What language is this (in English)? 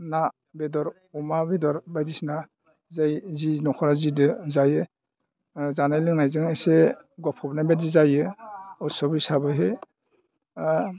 Bodo